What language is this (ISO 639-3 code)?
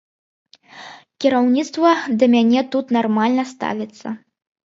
bel